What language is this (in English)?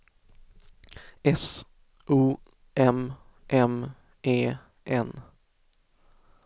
Swedish